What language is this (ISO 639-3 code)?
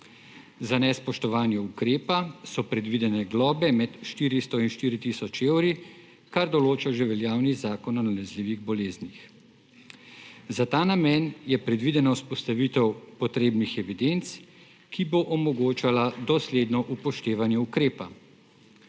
slv